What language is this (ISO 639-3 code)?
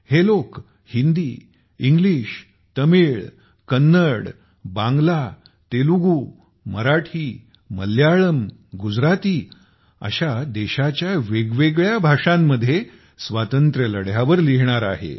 mar